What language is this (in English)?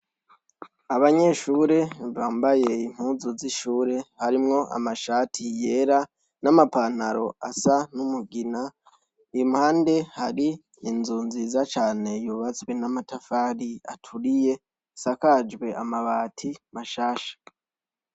Rundi